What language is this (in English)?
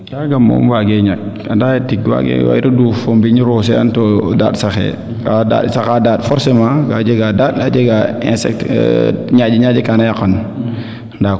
Serer